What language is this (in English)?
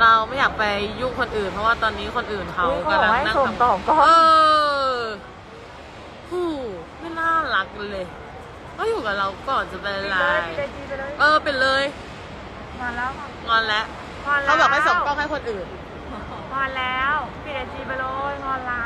Thai